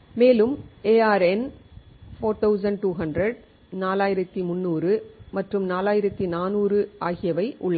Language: Tamil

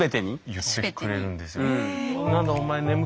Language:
Japanese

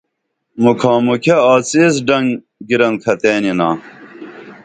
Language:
Dameli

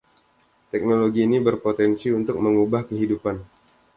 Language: Indonesian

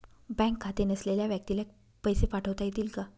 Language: Marathi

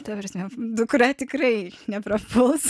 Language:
Lithuanian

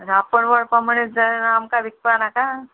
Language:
Konkani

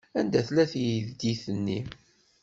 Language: Kabyle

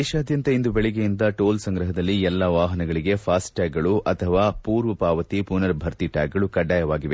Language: Kannada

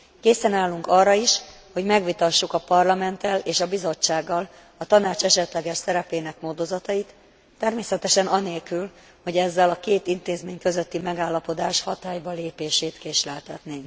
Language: Hungarian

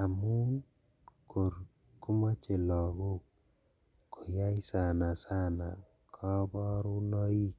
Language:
Kalenjin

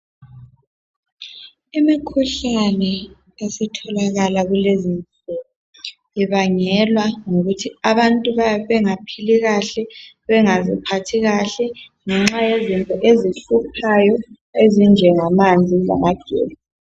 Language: North Ndebele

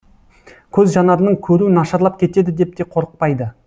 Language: Kazakh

